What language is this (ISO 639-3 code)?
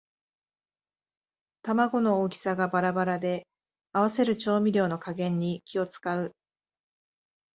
jpn